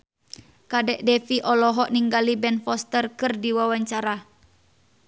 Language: Sundanese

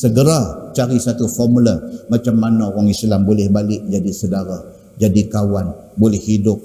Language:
Malay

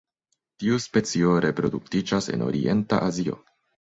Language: Esperanto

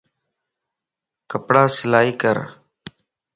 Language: Lasi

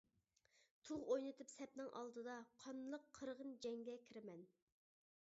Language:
Uyghur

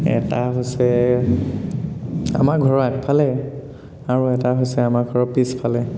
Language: Assamese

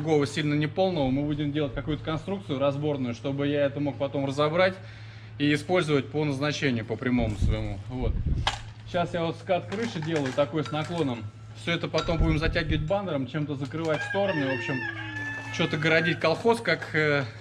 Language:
Russian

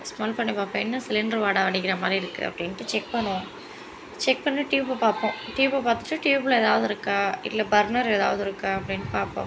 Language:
Tamil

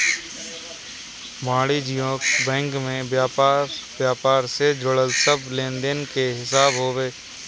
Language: Bhojpuri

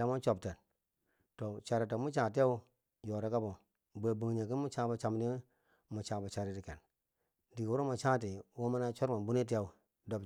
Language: Bangwinji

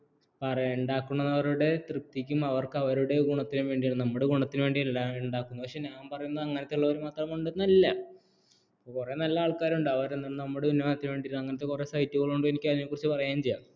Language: Malayalam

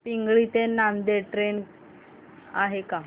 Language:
Marathi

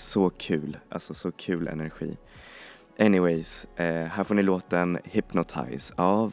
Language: Swedish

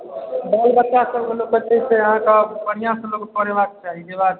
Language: Maithili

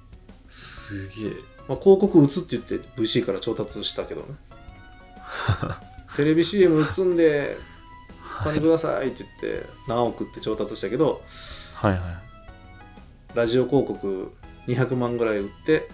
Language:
Japanese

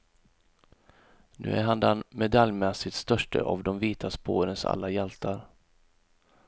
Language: Swedish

